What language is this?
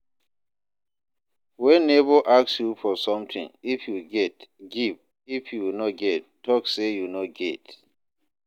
Nigerian Pidgin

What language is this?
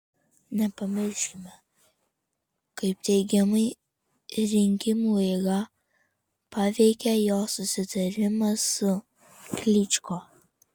Lithuanian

